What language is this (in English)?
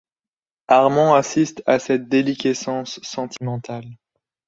French